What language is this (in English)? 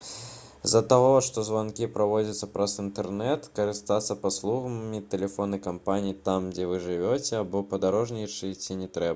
Belarusian